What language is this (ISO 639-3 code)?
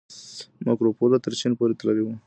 pus